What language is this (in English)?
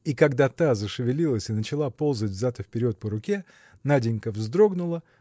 Russian